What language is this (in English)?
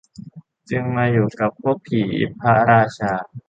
Thai